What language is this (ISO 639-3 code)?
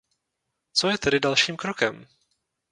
ces